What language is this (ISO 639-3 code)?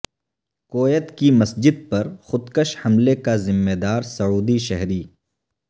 urd